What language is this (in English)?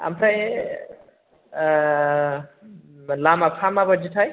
Bodo